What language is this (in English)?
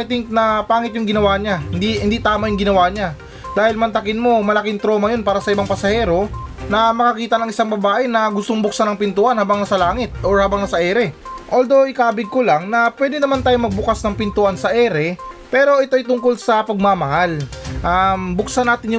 Filipino